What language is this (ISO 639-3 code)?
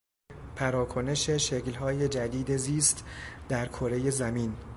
fas